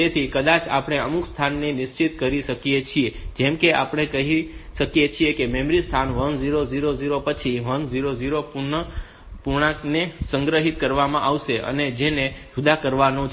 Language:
Gujarati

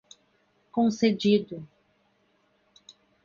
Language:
Portuguese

